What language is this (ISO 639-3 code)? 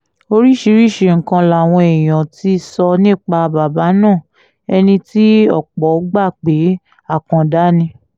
yor